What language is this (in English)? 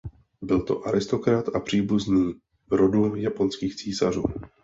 Czech